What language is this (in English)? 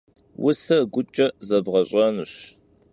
Kabardian